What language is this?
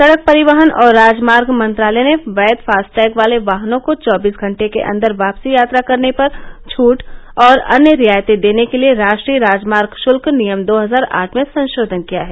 Hindi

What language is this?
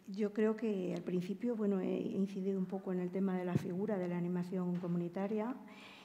Spanish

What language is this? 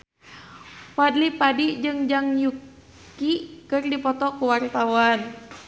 Sundanese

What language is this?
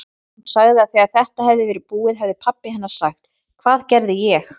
Icelandic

